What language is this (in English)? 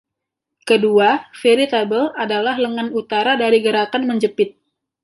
Indonesian